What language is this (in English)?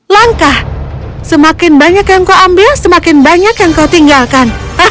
Indonesian